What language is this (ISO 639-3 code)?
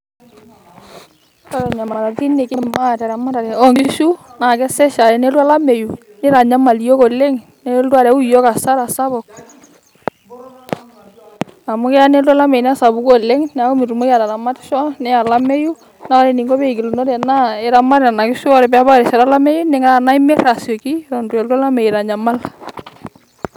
mas